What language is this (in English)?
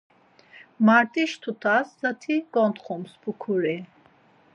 Laz